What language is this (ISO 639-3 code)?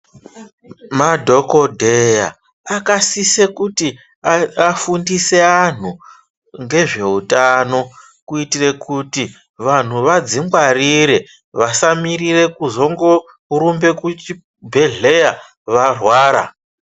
ndc